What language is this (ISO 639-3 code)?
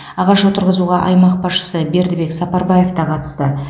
kaz